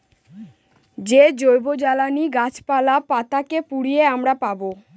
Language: Bangla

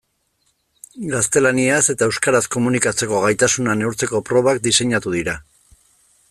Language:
Basque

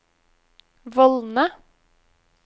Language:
Norwegian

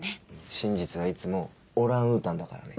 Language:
Japanese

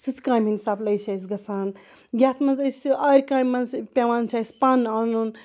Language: Kashmiri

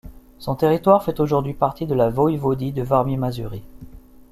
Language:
French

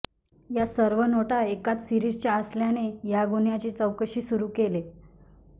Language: Marathi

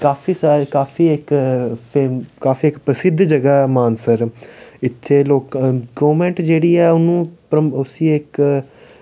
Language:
Dogri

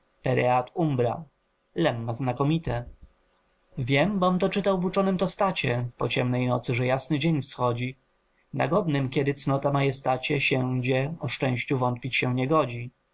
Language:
Polish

